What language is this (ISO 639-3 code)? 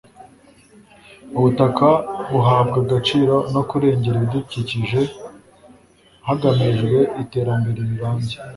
kin